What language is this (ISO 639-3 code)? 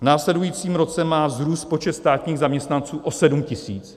ces